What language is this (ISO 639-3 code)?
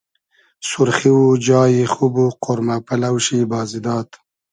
haz